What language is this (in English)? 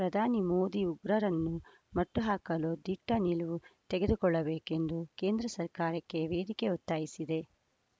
Kannada